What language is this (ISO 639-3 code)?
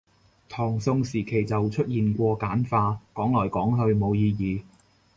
yue